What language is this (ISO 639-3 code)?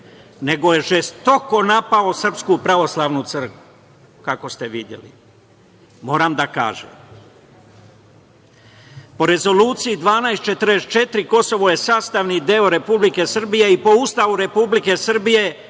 srp